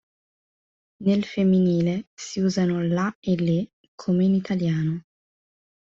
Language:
Italian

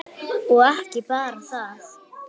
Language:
Icelandic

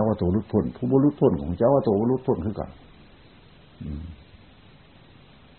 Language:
Thai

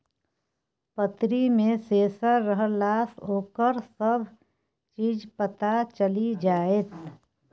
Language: Maithili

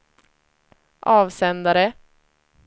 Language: Swedish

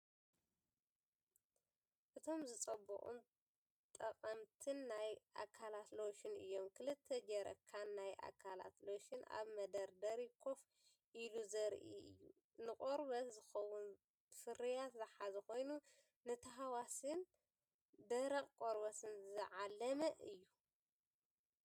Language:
Tigrinya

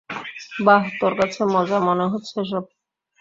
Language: Bangla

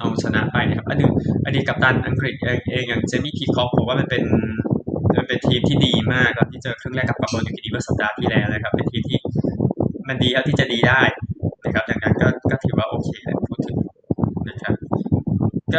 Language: Thai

